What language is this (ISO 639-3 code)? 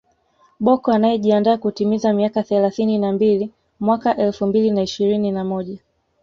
swa